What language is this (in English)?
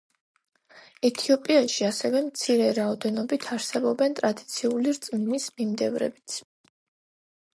Georgian